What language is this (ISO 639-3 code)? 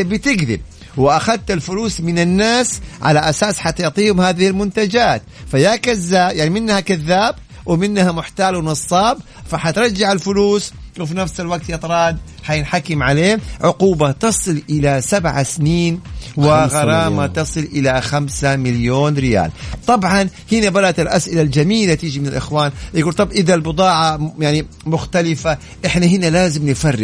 ara